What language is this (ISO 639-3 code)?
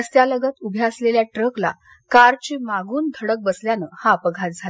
mar